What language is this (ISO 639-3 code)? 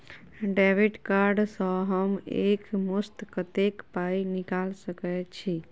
mai